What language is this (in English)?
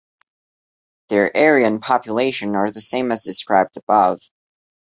English